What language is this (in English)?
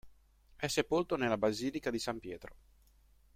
Italian